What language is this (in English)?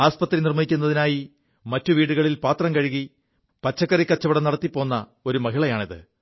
Malayalam